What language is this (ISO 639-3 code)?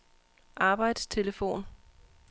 dan